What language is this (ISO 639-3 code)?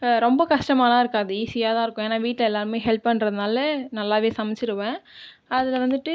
tam